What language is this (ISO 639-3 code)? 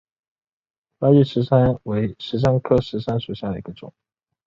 zho